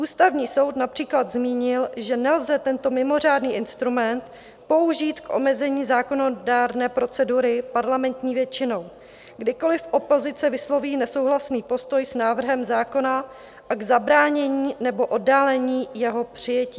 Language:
Czech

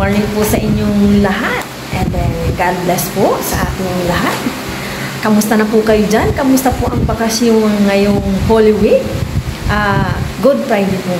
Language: Filipino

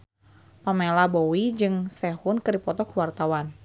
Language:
Sundanese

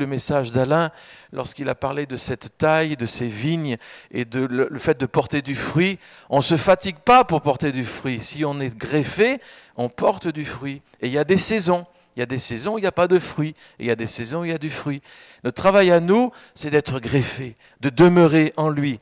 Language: French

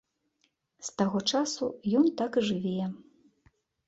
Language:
Belarusian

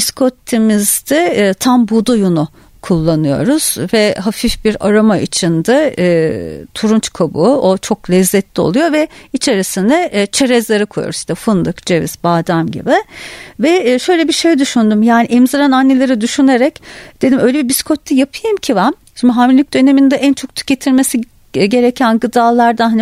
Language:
Turkish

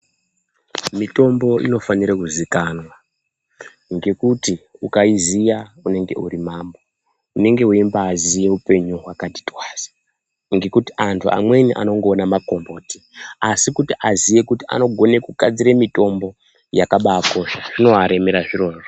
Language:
Ndau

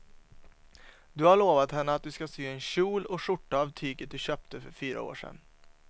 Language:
Swedish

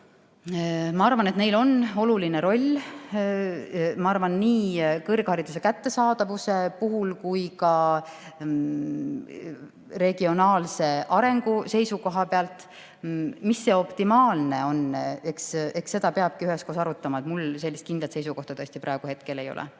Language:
Estonian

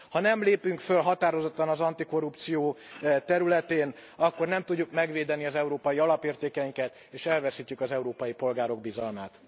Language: Hungarian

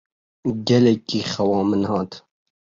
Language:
Kurdish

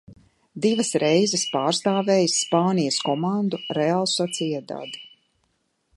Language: Latvian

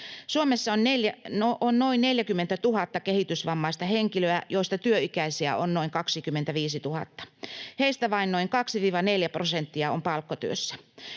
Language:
Finnish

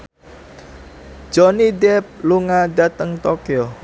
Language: Javanese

